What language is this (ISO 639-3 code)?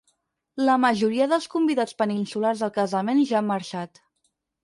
cat